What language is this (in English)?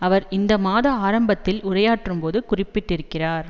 Tamil